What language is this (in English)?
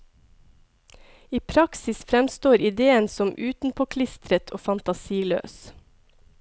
Norwegian